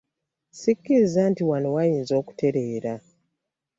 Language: Ganda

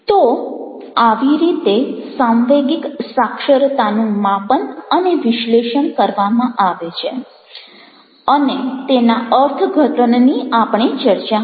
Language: Gujarati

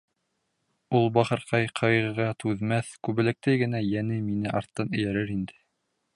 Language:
Bashkir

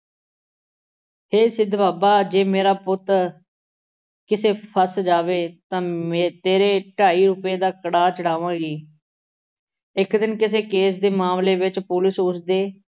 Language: Punjabi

